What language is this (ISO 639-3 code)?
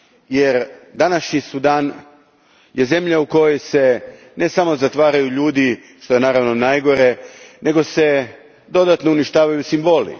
hrv